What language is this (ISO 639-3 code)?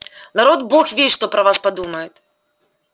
rus